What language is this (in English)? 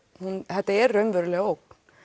Icelandic